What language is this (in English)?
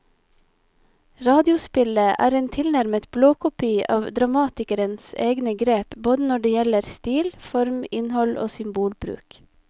Norwegian